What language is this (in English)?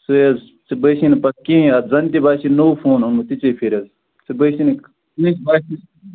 Kashmiri